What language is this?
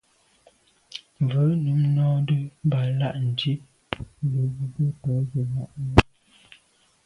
Medumba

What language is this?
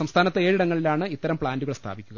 Malayalam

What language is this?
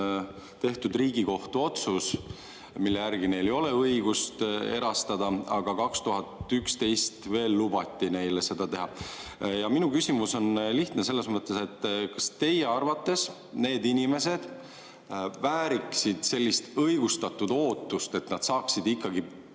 Estonian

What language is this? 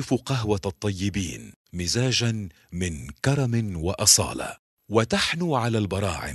Arabic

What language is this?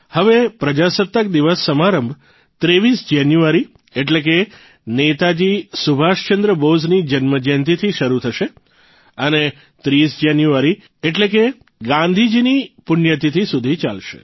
Gujarati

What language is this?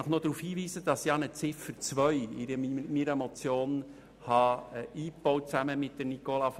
Swiss German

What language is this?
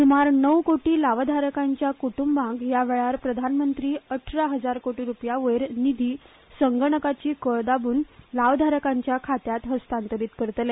Konkani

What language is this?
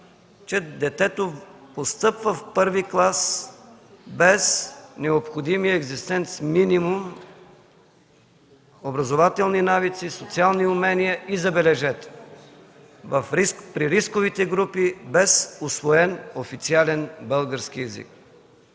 Bulgarian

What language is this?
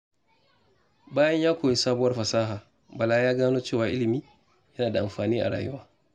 Hausa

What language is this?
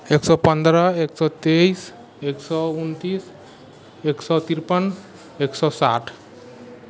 Maithili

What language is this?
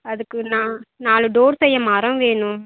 Tamil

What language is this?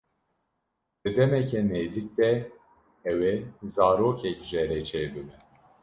Kurdish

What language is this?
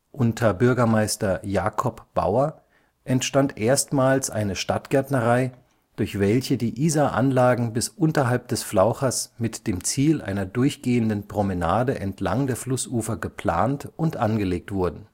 German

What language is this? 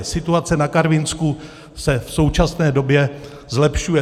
Czech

